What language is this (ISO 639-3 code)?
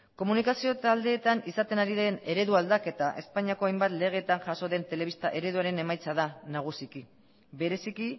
eus